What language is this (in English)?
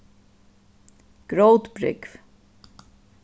Faroese